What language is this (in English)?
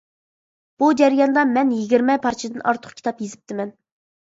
Uyghur